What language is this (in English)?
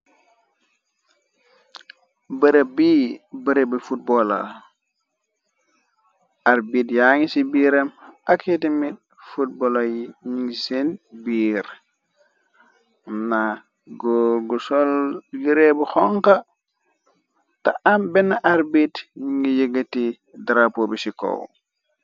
Wolof